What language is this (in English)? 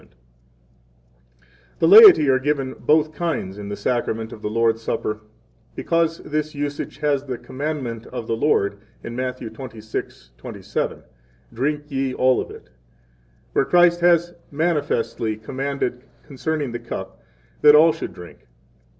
English